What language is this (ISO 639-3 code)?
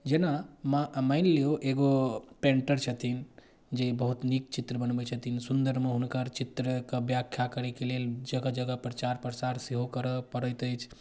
mai